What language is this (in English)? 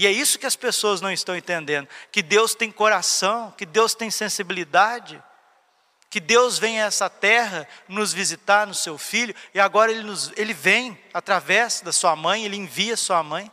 Portuguese